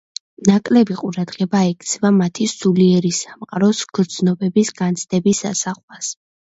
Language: Georgian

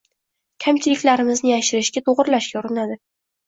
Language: Uzbek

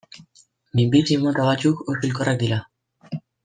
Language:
Basque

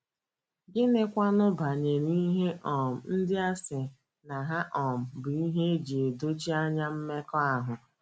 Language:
Igbo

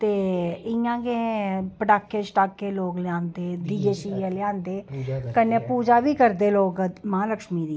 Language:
Dogri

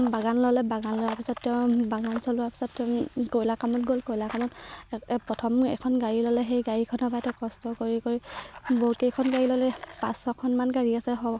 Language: Assamese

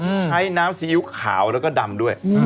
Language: Thai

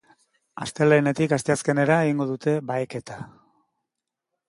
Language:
Basque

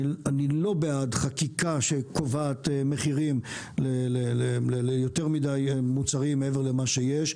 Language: Hebrew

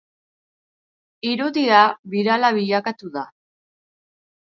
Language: Basque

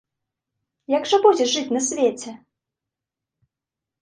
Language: Belarusian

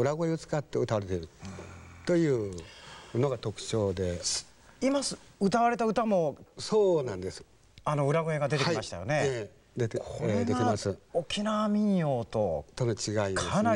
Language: Japanese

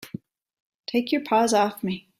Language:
English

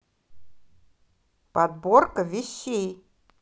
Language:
Russian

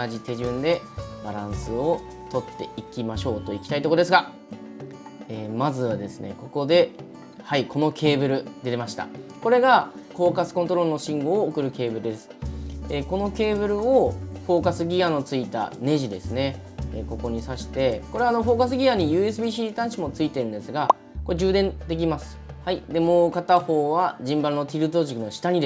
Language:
Japanese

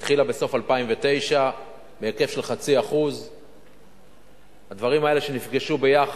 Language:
Hebrew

